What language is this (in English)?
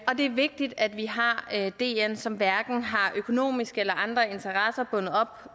Danish